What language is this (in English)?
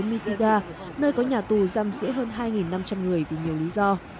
Vietnamese